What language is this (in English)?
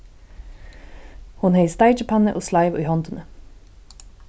Faroese